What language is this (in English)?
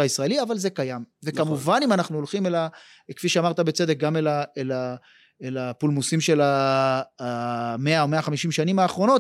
Hebrew